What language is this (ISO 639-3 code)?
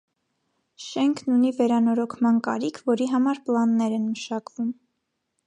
hye